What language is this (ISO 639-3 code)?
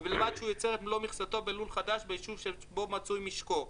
heb